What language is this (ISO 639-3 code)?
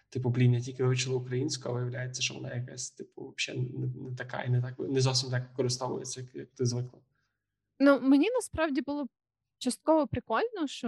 ukr